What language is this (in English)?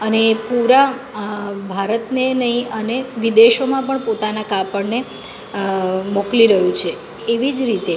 Gujarati